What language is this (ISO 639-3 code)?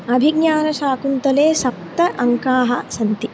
san